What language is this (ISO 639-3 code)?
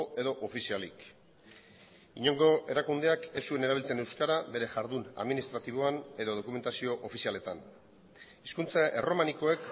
eus